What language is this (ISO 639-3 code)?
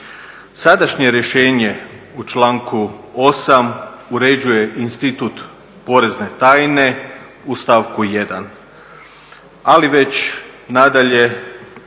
hrv